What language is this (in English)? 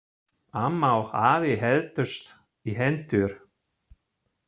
Icelandic